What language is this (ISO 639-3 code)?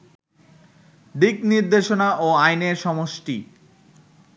ben